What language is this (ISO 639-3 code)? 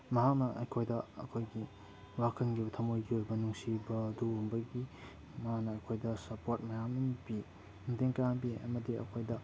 mni